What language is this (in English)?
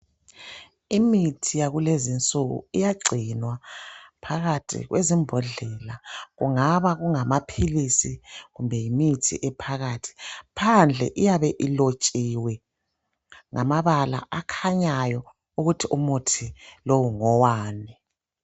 North Ndebele